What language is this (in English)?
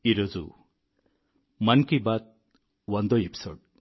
Telugu